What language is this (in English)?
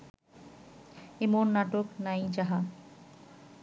Bangla